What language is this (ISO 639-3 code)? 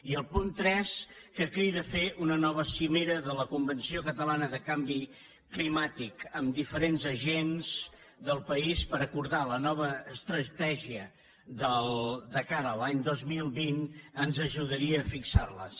cat